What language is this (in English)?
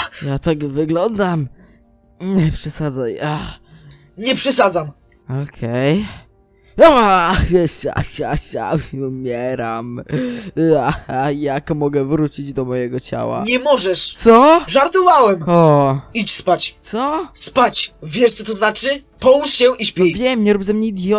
Polish